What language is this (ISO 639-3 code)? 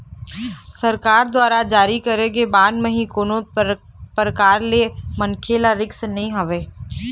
hne